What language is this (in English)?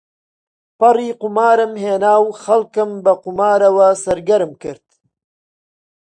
Central Kurdish